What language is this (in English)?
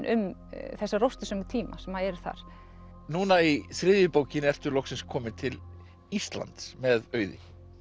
Icelandic